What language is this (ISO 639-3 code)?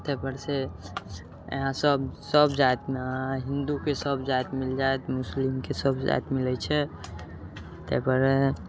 mai